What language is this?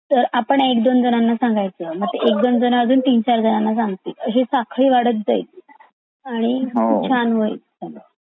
Marathi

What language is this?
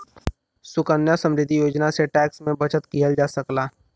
Bhojpuri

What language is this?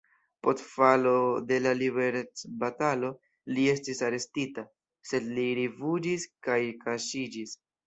Esperanto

